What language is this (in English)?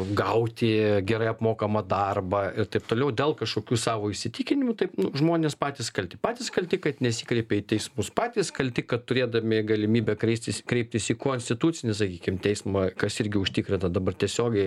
Lithuanian